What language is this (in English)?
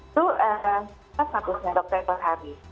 Indonesian